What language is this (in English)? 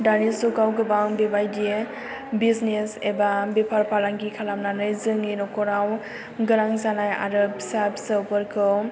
Bodo